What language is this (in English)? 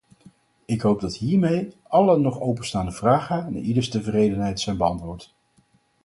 Dutch